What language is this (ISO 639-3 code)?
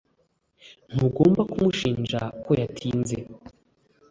kin